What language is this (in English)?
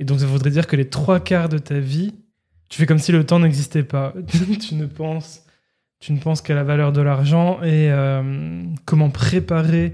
French